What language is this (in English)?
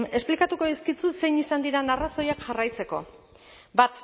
Basque